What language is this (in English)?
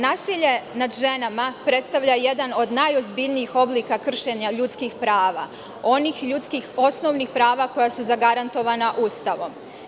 Serbian